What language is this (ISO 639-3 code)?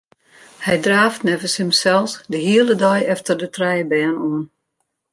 fry